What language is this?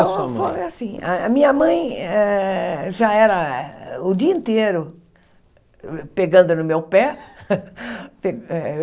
Portuguese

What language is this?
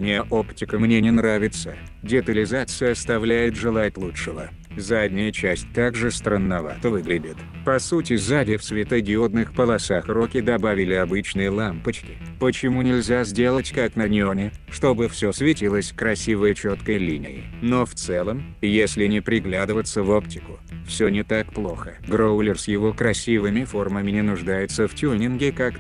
Russian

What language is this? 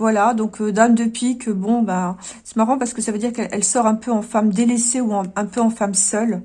French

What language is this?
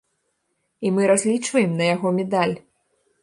Belarusian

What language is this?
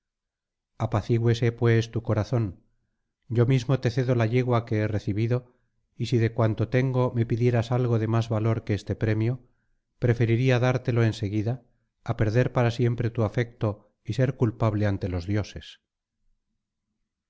Spanish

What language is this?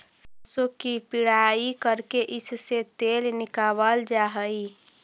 Magahi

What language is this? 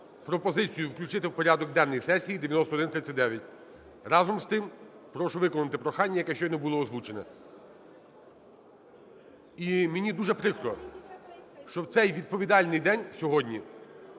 Ukrainian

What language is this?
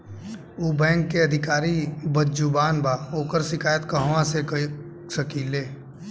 Bhojpuri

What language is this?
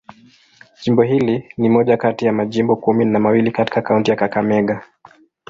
Swahili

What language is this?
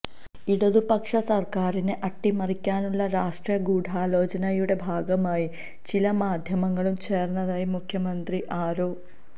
Malayalam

